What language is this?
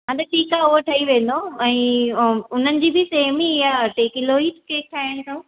Sindhi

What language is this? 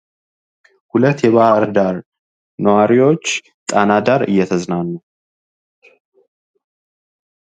Amharic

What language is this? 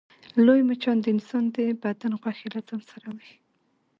Pashto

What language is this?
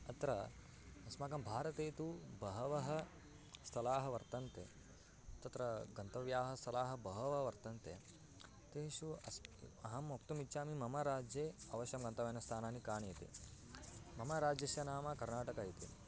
Sanskrit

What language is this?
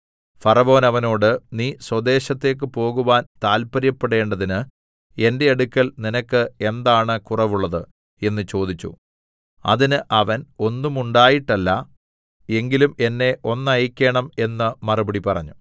Malayalam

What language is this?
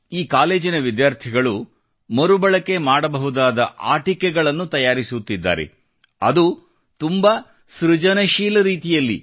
Kannada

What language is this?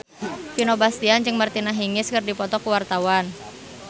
Sundanese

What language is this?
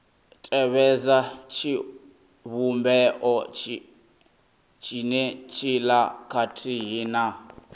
Venda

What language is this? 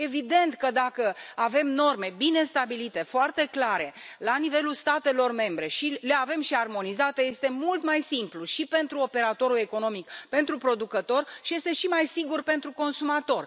Romanian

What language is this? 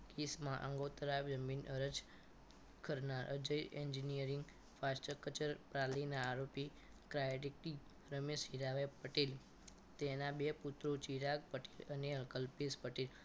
Gujarati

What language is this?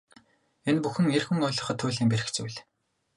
Mongolian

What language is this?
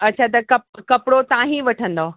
Sindhi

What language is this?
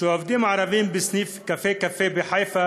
Hebrew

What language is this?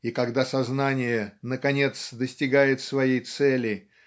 Russian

